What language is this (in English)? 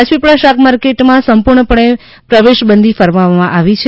Gujarati